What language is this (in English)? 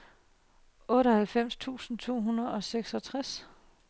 Danish